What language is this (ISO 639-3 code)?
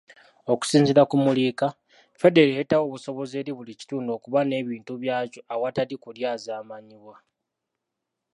lug